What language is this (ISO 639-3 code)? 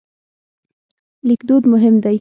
pus